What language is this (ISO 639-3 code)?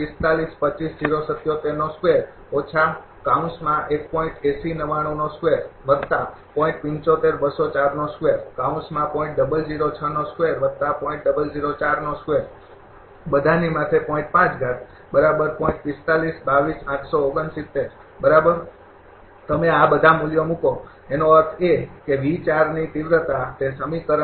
guj